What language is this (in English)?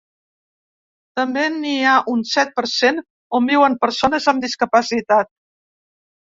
Catalan